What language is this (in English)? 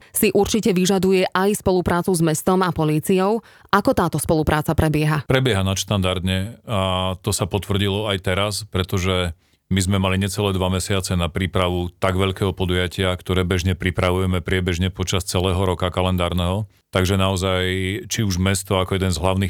Slovak